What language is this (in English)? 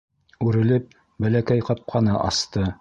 Bashkir